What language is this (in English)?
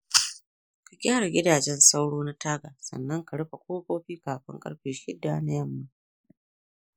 Hausa